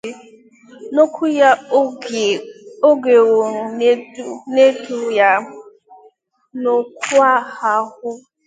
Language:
Igbo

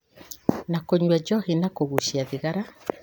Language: Kikuyu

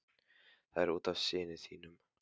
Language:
Icelandic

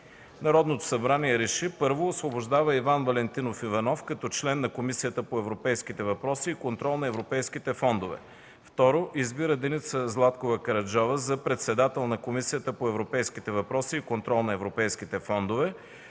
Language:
Bulgarian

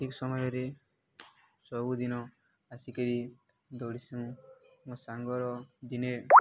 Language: Odia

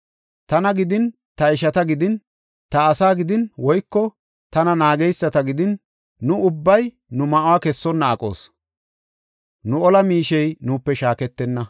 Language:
Gofa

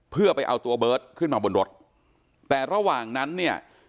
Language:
Thai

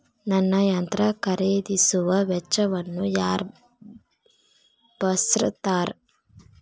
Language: Kannada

